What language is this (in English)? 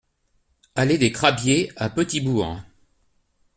French